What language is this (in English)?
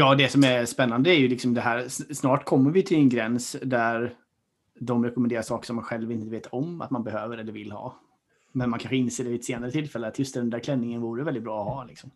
Swedish